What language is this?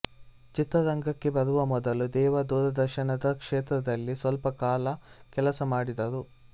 Kannada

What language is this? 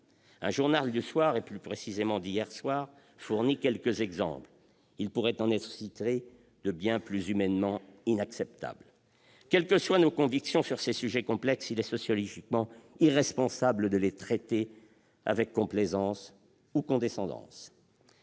French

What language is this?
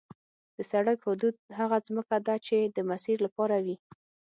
Pashto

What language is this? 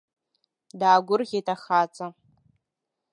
Abkhazian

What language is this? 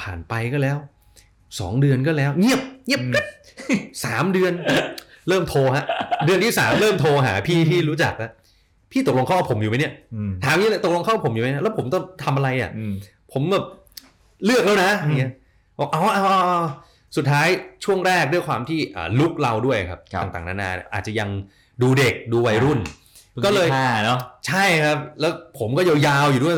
Thai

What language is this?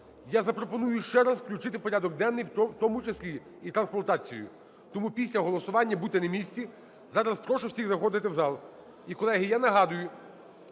Ukrainian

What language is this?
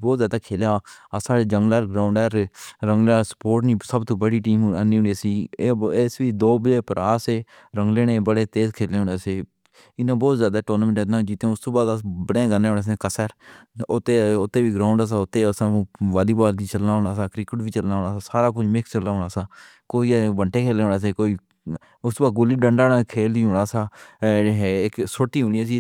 Pahari-Potwari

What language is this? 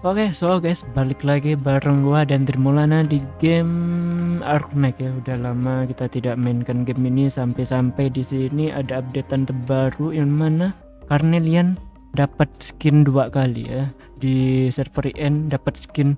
Indonesian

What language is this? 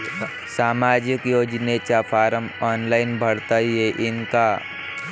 Marathi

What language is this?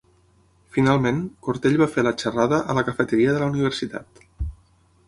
Catalan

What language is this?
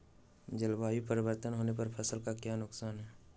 Magahi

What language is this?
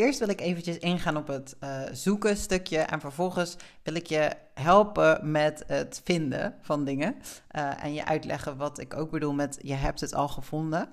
Dutch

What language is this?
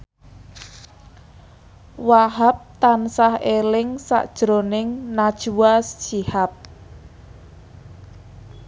Javanese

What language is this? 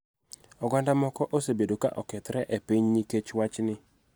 Luo (Kenya and Tanzania)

